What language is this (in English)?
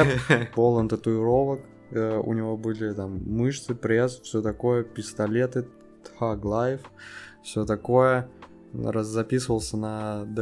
Russian